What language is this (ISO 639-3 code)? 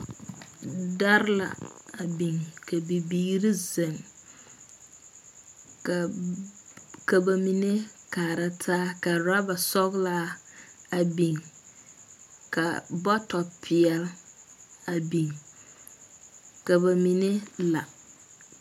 dga